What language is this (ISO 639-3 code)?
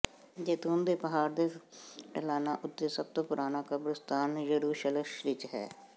pan